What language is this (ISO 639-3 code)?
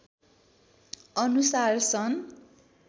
nep